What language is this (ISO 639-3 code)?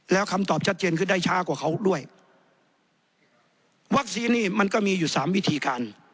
tha